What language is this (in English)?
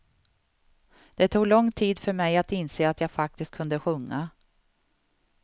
Swedish